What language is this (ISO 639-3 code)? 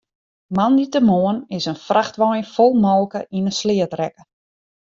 fry